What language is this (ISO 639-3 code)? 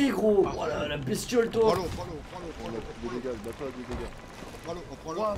fra